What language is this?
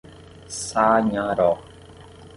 Portuguese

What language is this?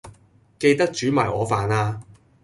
Cantonese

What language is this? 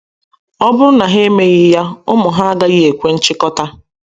Igbo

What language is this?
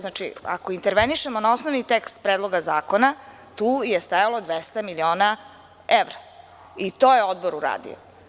Serbian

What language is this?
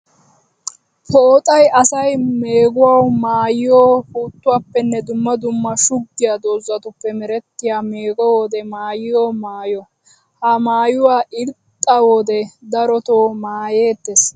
Wolaytta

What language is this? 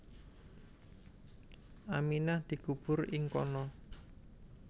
Javanese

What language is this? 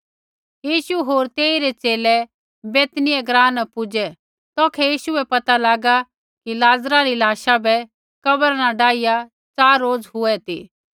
Kullu Pahari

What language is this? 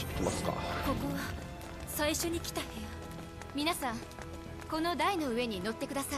Japanese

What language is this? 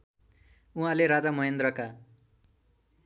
Nepali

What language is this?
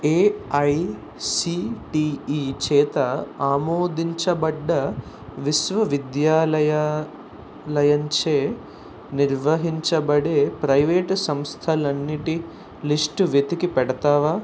Telugu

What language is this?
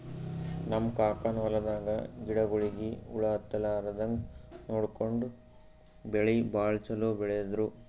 Kannada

